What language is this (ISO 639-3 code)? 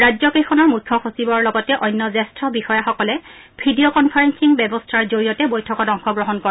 asm